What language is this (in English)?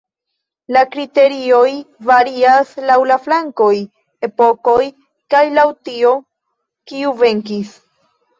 Esperanto